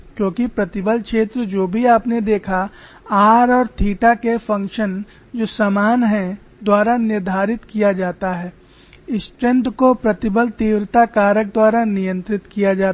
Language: Hindi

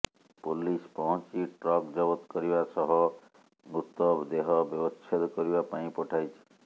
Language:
Odia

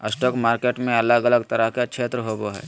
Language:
Magahi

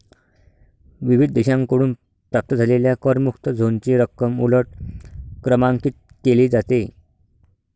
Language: Marathi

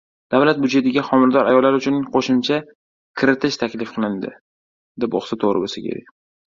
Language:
Uzbek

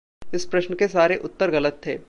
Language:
Hindi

